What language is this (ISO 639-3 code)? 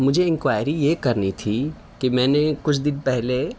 urd